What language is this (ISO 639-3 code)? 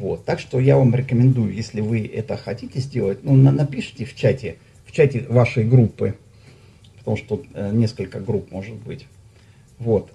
rus